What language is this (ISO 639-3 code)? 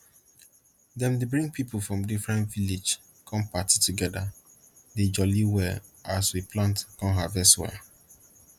pcm